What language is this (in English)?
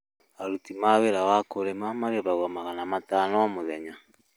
Kikuyu